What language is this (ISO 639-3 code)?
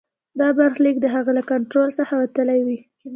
pus